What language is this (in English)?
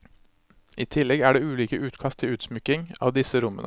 Norwegian